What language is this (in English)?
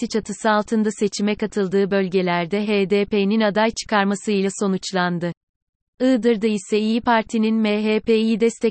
Turkish